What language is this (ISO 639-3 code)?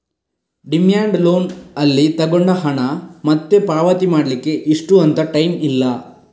kan